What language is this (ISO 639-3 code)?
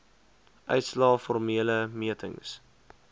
afr